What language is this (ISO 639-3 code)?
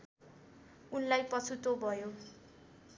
nep